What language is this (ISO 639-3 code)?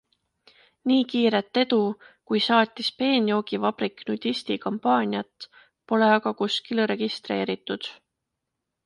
est